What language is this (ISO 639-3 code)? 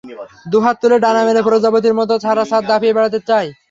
ben